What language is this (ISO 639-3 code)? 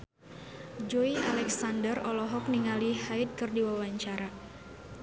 sun